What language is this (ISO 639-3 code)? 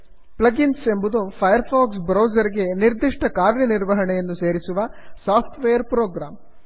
kan